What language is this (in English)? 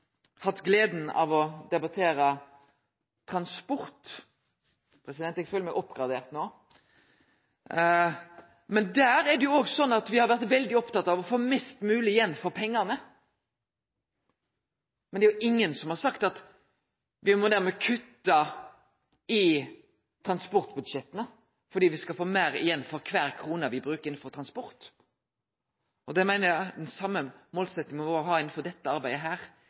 Norwegian Nynorsk